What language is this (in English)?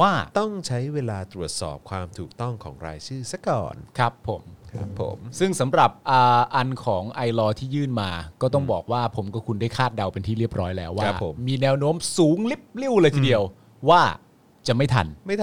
Thai